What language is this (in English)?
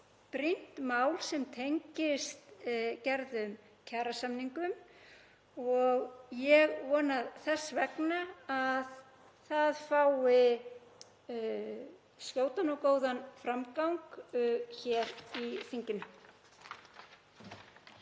Icelandic